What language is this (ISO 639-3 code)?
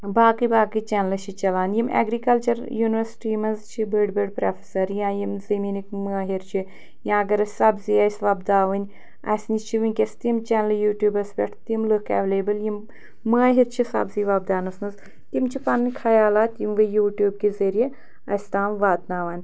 kas